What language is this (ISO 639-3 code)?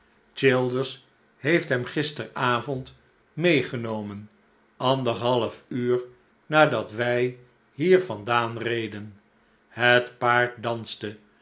nld